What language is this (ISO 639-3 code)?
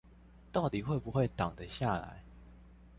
zho